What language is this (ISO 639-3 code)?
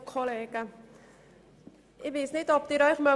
gsw